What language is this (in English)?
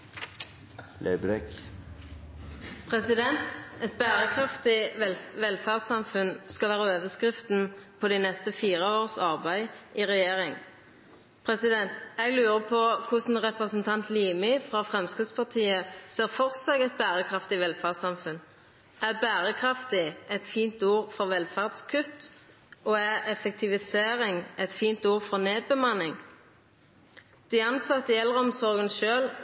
Norwegian Nynorsk